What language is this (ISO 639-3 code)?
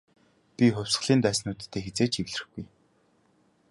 mon